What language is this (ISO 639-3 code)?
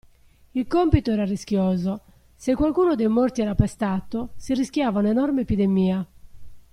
ita